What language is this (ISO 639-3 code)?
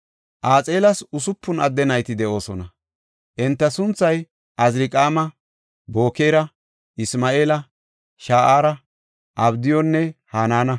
gof